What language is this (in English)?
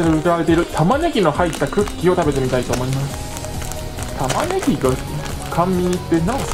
Japanese